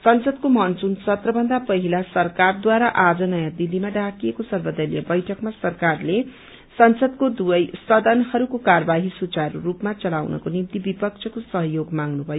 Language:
Nepali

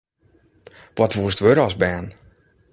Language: Western Frisian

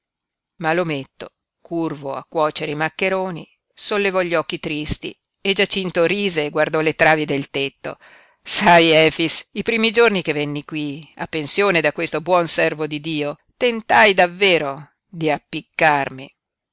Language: Italian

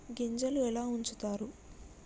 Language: Telugu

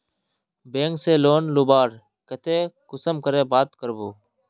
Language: Magahi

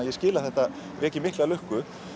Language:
Icelandic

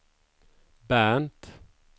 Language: Swedish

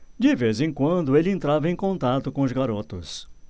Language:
Portuguese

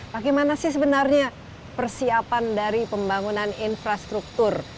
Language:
Indonesian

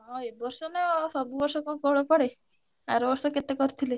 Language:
Odia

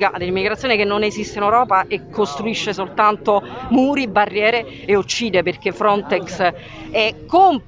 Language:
Italian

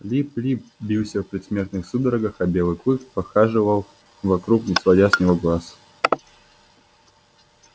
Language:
Russian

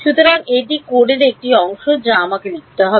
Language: Bangla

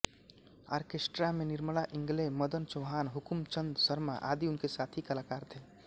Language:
Hindi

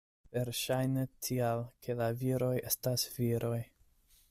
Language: Esperanto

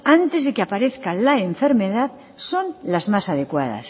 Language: Spanish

